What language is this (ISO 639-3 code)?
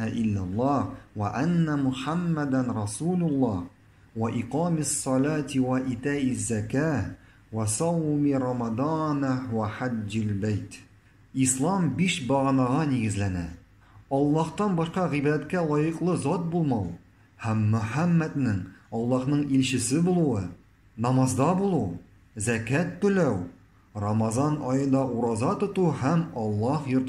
ara